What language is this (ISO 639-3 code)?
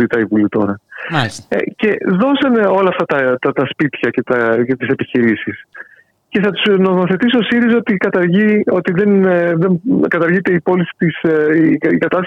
ell